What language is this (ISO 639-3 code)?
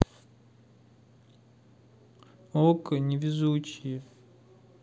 rus